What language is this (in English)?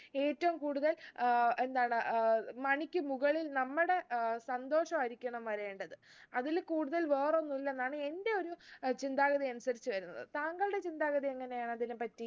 Malayalam